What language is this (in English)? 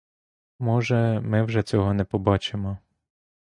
Ukrainian